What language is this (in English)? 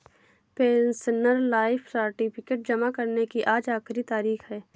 Hindi